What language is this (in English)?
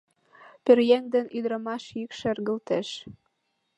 Mari